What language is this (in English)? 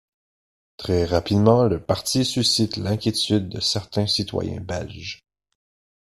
French